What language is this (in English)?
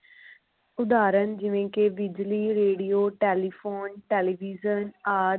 Punjabi